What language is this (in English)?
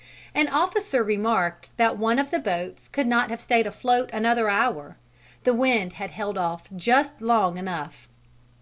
English